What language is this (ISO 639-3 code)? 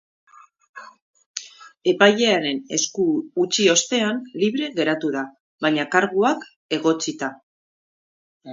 eus